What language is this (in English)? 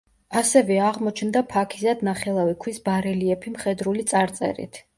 Georgian